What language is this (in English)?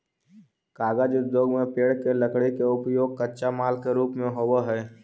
Magahi